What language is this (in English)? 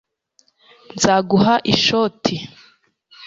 Kinyarwanda